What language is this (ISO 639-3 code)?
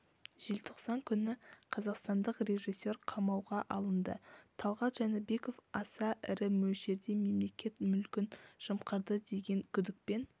kaz